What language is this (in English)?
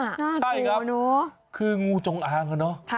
Thai